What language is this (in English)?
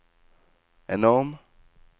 Norwegian